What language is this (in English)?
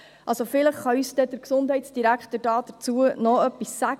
Swiss German